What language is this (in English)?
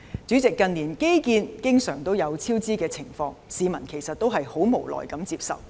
Cantonese